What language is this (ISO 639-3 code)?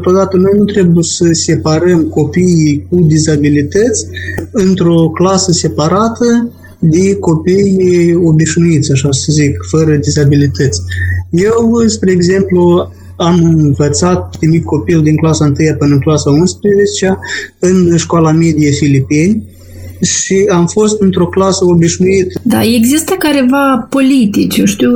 ron